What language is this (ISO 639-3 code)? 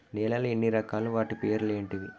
tel